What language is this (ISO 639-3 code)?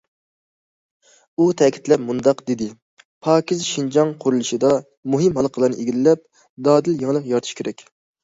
uig